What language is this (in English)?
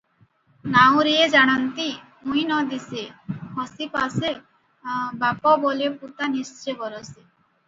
Odia